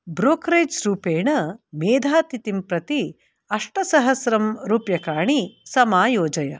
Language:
Sanskrit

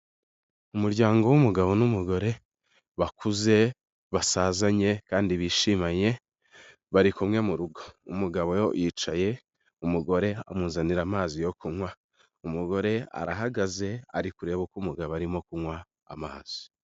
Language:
Kinyarwanda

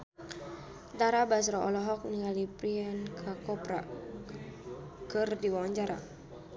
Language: Sundanese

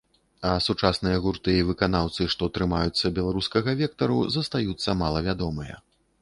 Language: Belarusian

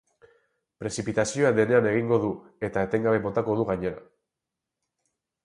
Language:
Basque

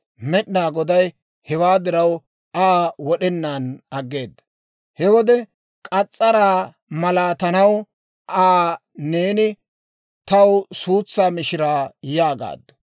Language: Dawro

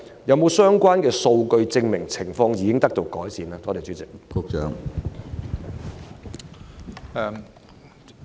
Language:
Cantonese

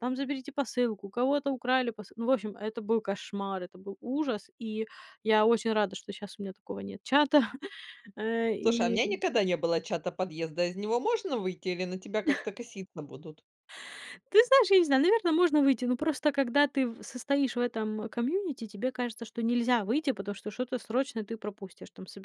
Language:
Russian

